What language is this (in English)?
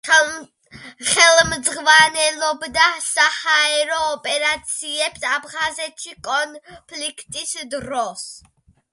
Georgian